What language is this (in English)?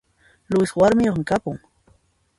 Puno Quechua